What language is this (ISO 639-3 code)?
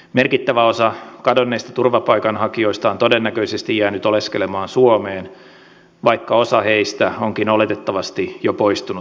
fin